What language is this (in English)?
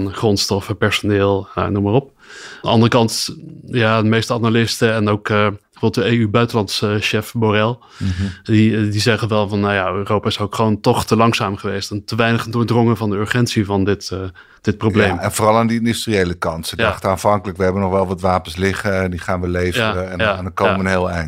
Dutch